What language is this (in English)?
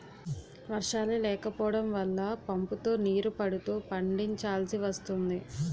Telugu